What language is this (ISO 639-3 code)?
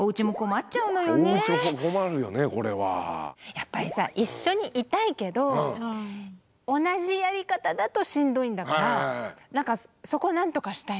jpn